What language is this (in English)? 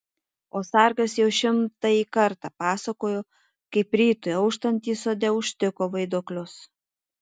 Lithuanian